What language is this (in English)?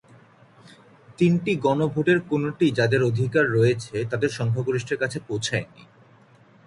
Bangla